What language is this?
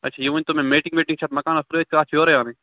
Kashmiri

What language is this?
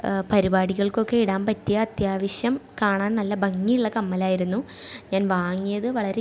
Malayalam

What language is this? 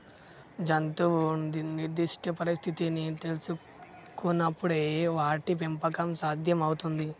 Telugu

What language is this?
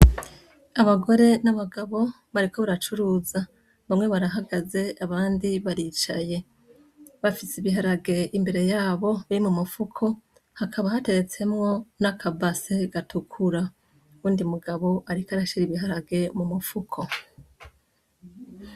Rundi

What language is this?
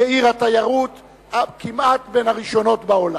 Hebrew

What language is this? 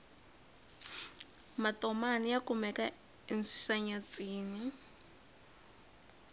Tsonga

